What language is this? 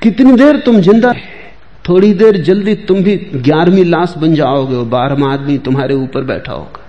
Hindi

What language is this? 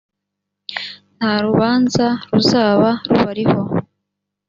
Kinyarwanda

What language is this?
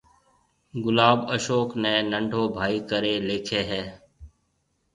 Marwari (Pakistan)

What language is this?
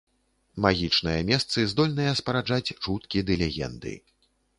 Belarusian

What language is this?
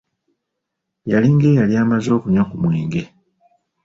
Ganda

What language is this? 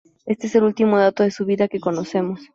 Spanish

